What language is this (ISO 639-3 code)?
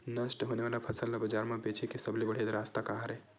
hne